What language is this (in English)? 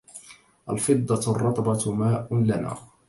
Arabic